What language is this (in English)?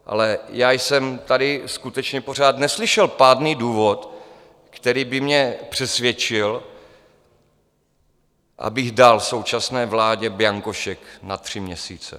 Czech